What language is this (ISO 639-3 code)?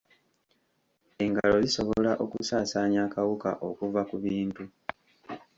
lug